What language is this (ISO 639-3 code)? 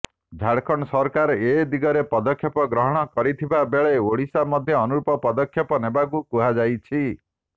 ori